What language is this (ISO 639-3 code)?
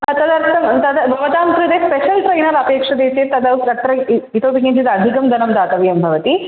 san